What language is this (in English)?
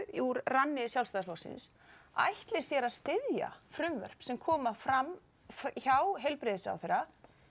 Icelandic